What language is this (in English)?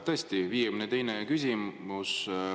Estonian